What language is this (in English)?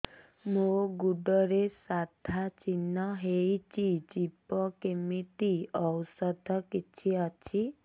Odia